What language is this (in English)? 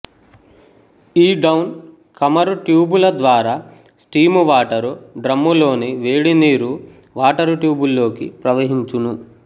Telugu